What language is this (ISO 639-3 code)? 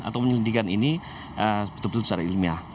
ind